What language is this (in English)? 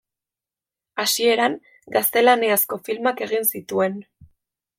Basque